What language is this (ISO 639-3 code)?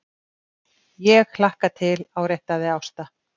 isl